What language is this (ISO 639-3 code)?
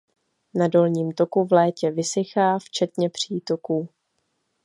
ces